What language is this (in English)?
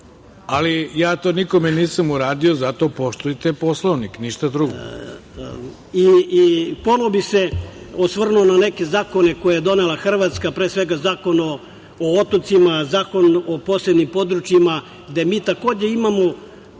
Serbian